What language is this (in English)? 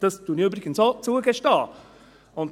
Swiss German